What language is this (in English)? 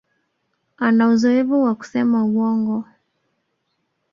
Swahili